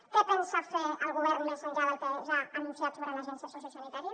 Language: Catalan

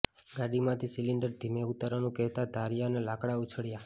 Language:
Gujarati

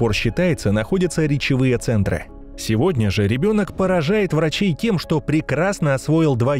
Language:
Russian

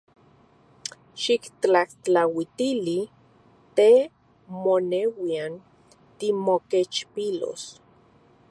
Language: Central Puebla Nahuatl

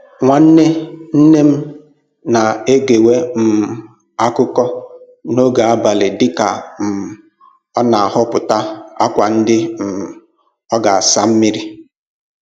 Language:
Igbo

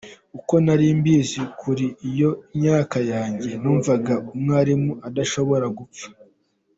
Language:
Kinyarwanda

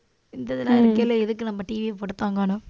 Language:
Tamil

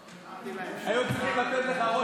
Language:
Hebrew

